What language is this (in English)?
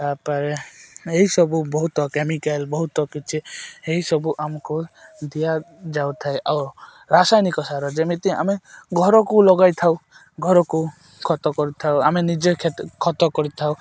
Odia